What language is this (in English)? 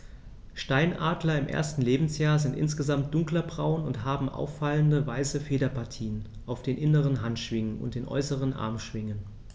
German